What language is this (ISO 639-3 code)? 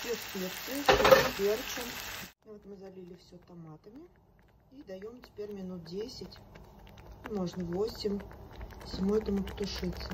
rus